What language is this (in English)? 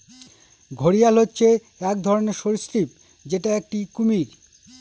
Bangla